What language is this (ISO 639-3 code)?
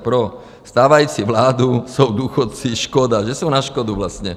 ces